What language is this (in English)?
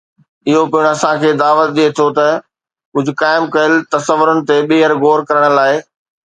Sindhi